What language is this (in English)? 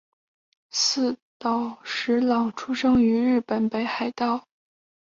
Chinese